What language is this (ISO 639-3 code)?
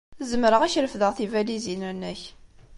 kab